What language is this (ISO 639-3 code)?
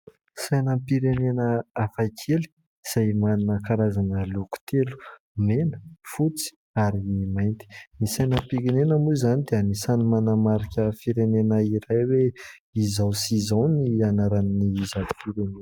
mlg